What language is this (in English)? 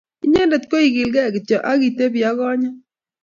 Kalenjin